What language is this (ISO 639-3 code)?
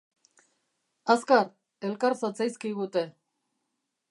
eus